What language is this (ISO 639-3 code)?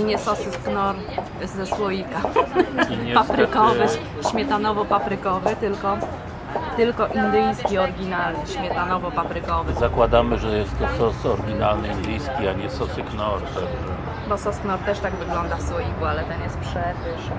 pol